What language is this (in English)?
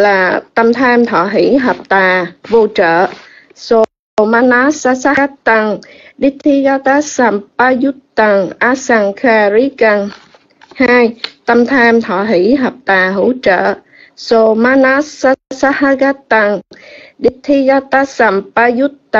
Vietnamese